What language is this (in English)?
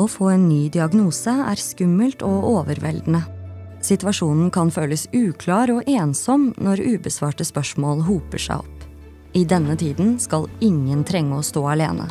Norwegian